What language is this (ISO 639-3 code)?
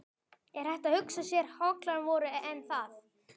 isl